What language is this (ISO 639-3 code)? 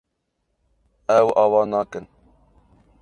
kur